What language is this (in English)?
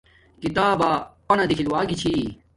Domaaki